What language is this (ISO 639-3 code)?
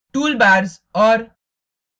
hin